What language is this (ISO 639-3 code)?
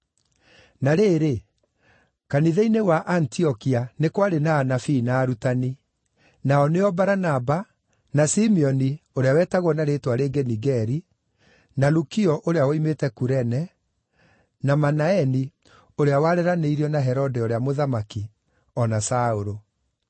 kik